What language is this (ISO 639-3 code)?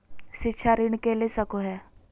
mag